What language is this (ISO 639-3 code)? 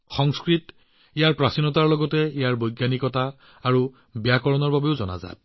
asm